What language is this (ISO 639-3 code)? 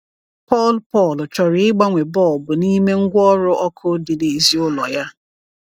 ibo